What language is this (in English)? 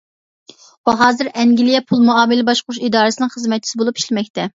Uyghur